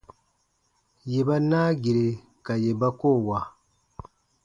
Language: Baatonum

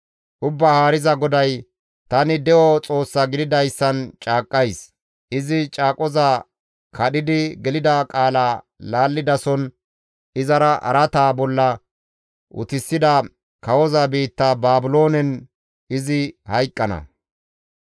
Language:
Gamo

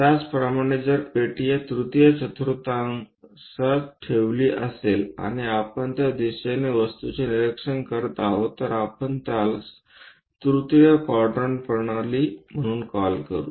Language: Marathi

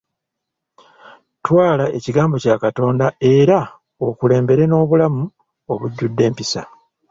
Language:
Ganda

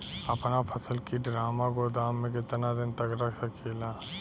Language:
Bhojpuri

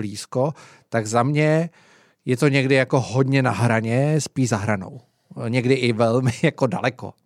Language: Czech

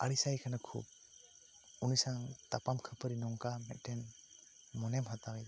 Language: Santali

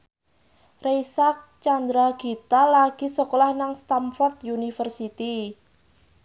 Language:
Javanese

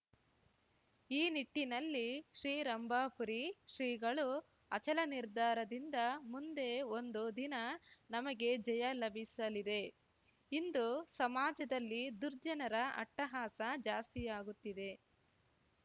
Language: Kannada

